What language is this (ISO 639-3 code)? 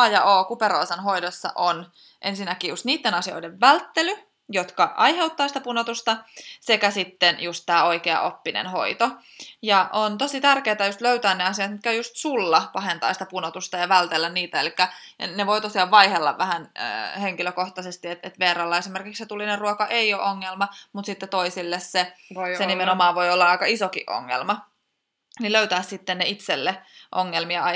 fin